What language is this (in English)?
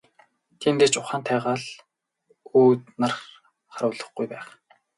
Mongolian